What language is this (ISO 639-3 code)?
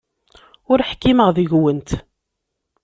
kab